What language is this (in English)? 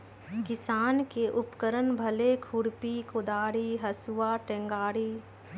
Magahi